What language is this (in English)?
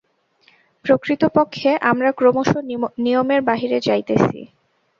Bangla